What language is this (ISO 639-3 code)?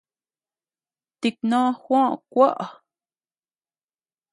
cux